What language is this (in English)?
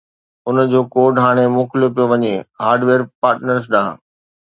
Sindhi